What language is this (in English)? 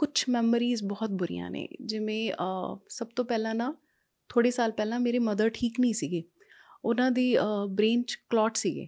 Punjabi